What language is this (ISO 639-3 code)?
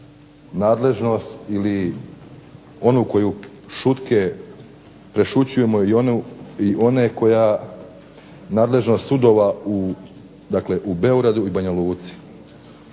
hrv